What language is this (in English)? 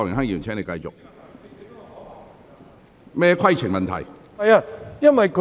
Cantonese